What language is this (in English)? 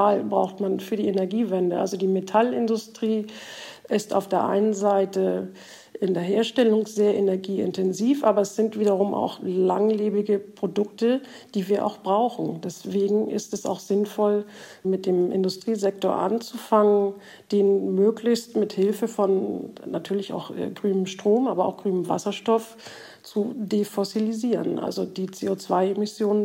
German